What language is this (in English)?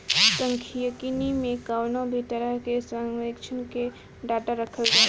Bhojpuri